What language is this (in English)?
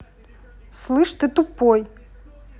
Russian